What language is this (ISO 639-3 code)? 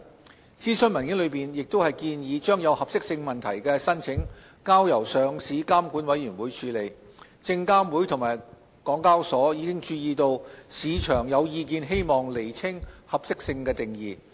yue